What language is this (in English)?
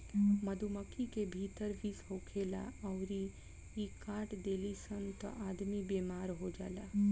Bhojpuri